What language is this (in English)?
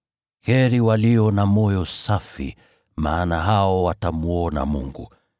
Swahili